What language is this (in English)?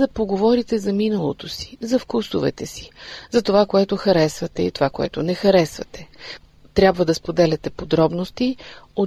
Bulgarian